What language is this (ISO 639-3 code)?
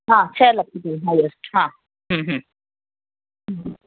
snd